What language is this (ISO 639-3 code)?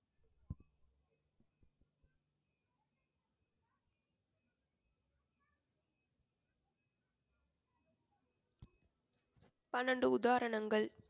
tam